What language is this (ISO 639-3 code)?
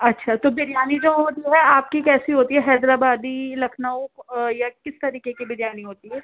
urd